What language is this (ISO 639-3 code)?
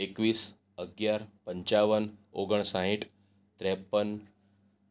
guj